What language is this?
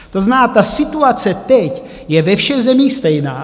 Czech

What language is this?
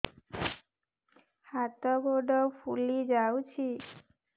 Odia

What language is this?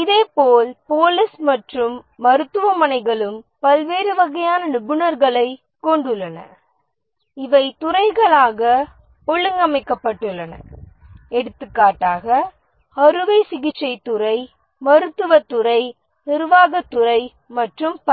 Tamil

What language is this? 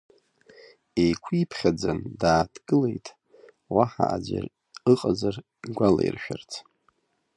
Abkhazian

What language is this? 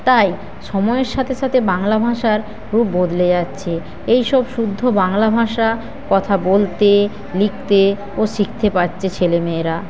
Bangla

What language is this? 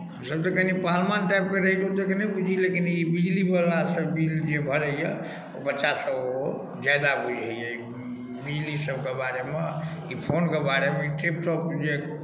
Maithili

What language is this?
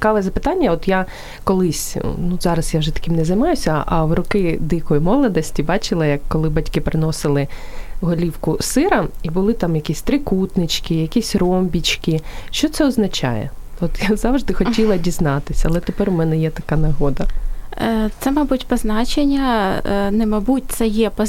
Ukrainian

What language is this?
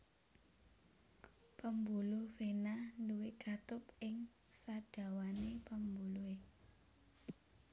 Javanese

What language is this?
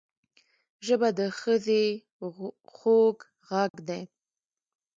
Pashto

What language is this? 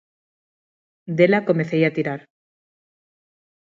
Galician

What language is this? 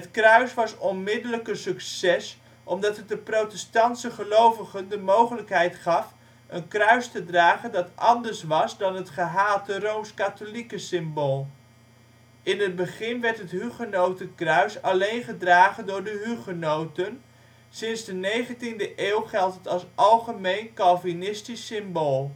Dutch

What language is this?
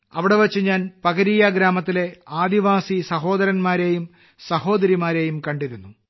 Malayalam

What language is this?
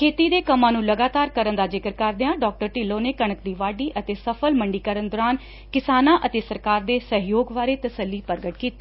Punjabi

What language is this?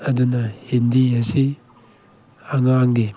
Manipuri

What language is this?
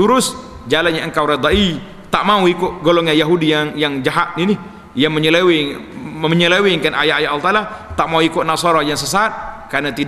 Malay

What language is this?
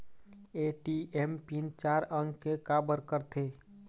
Chhattisgarhi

